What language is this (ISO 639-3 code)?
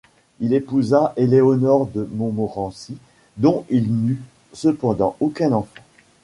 fra